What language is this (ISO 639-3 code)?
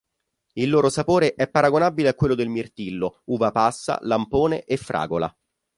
ita